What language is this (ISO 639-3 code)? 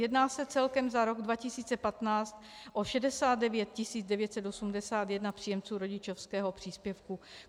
ces